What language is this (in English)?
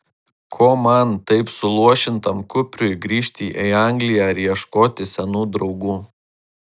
Lithuanian